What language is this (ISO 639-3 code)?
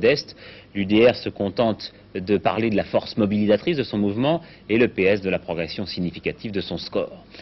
fra